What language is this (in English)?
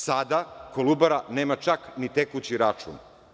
Serbian